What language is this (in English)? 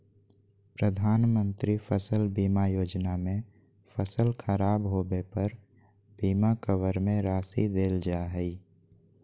Magahi